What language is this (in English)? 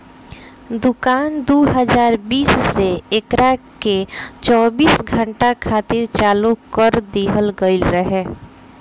Bhojpuri